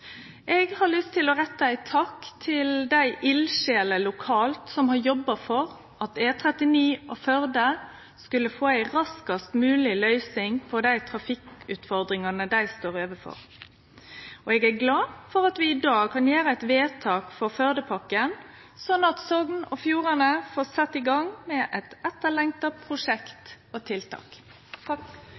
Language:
Norwegian Nynorsk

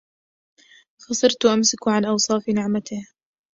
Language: Arabic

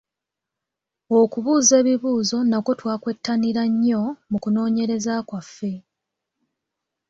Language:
Ganda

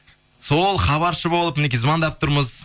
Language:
Kazakh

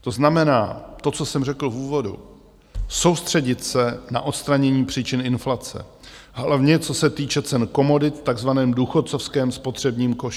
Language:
Czech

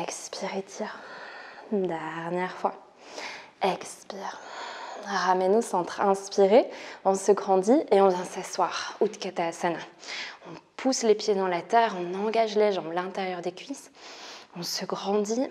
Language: French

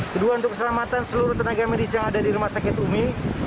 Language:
Indonesian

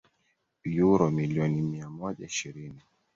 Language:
Swahili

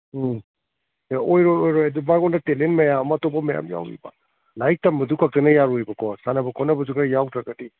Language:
Manipuri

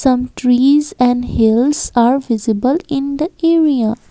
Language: English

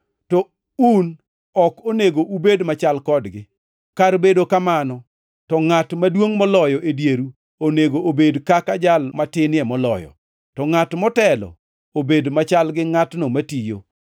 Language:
Luo (Kenya and Tanzania)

